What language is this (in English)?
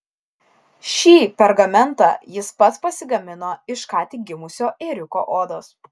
Lithuanian